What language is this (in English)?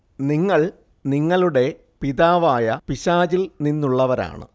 Malayalam